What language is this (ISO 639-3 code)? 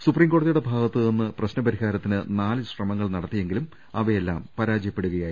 mal